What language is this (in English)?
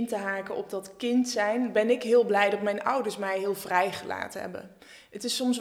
Dutch